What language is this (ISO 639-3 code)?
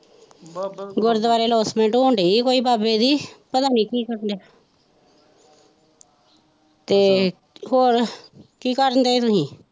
pan